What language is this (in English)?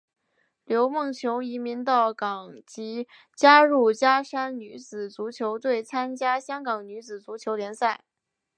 Chinese